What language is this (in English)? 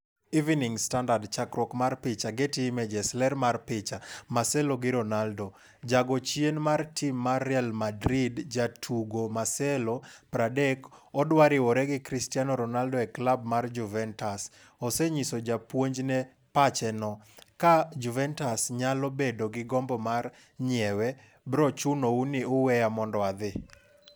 Luo (Kenya and Tanzania)